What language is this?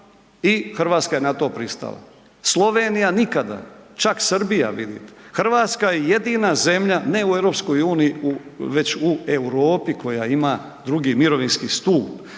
Croatian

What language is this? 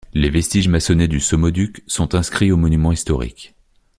French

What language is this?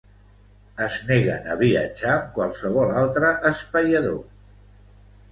Catalan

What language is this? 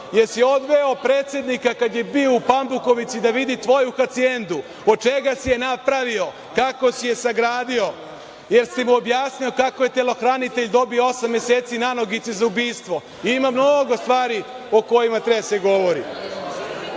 Serbian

